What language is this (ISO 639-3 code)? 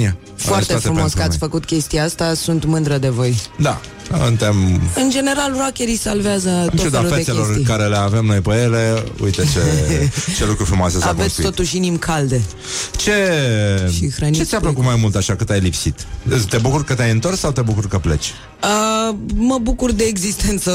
ron